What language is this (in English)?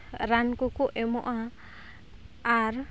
Santali